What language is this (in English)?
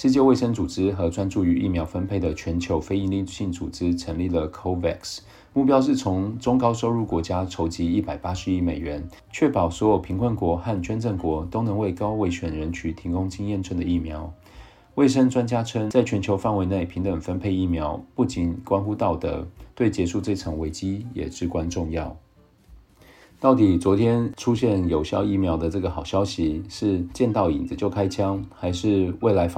Chinese